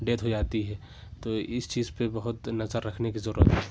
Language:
Urdu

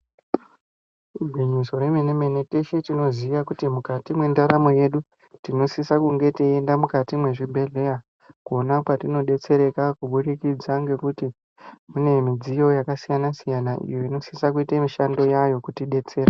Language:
Ndau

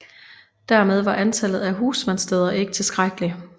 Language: Danish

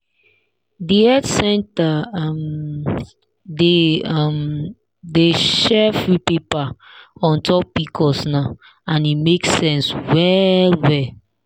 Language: Nigerian Pidgin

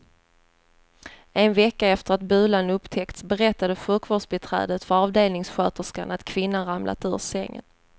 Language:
Swedish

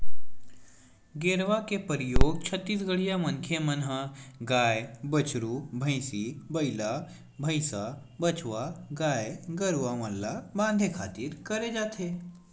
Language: Chhattisgarhi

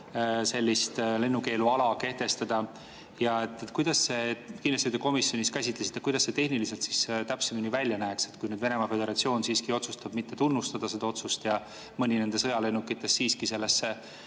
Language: Estonian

